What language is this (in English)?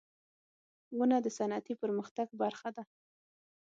Pashto